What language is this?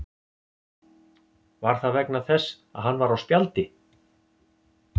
Icelandic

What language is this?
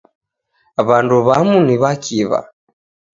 Taita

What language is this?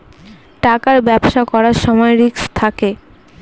Bangla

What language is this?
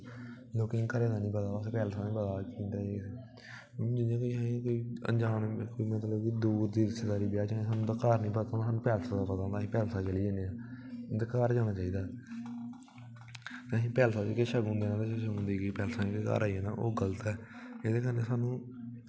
Dogri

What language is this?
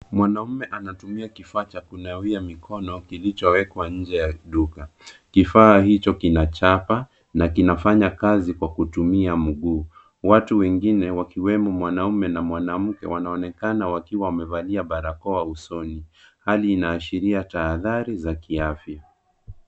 Swahili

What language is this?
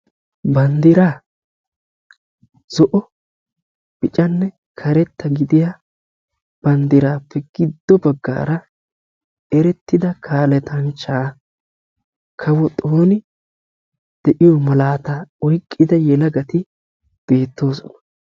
Wolaytta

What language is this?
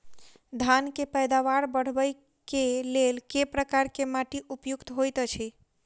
Maithili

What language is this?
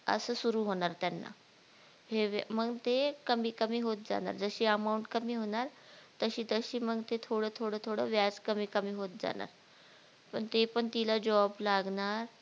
Marathi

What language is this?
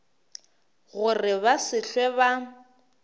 Northern Sotho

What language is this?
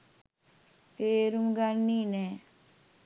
Sinhala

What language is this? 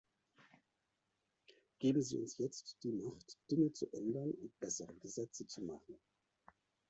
German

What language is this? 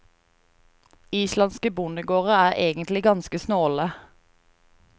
Norwegian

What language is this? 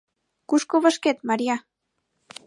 Mari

